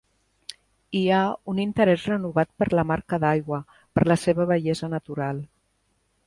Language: Catalan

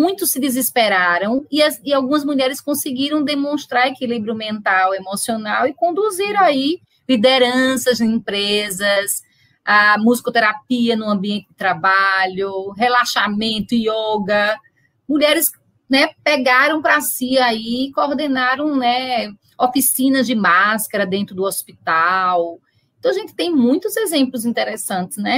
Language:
Portuguese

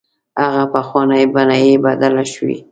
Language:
Pashto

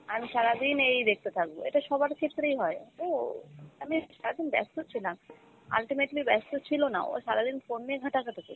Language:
Bangla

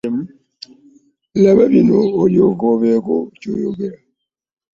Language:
Ganda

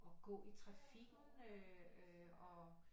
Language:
Danish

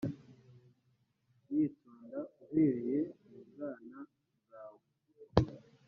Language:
Kinyarwanda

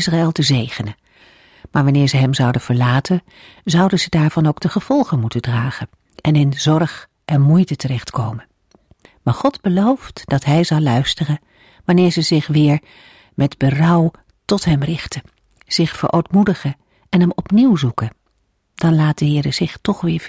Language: Dutch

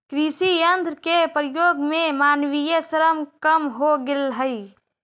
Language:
Magahi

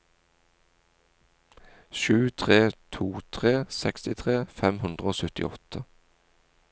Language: Norwegian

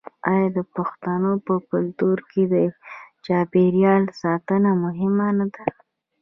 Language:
Pashto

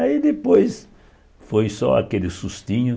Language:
Portuguese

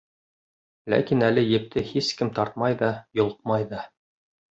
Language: Bashkir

